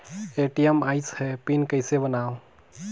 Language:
Chhattisgarhi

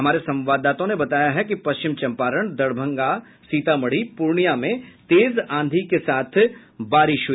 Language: Hindi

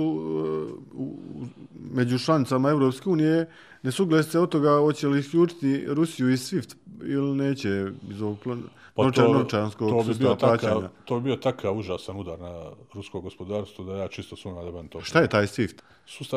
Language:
Croatian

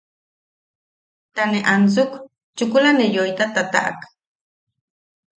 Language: Yaqui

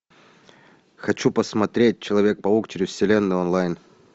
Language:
Russian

